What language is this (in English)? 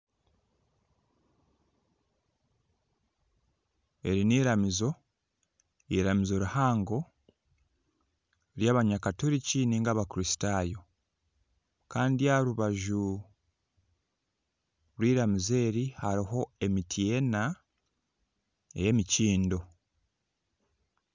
Nyankole